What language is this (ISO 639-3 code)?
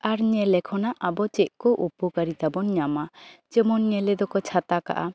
sat